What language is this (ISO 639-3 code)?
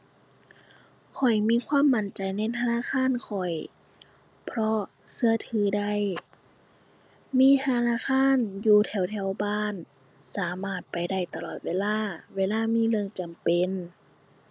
tha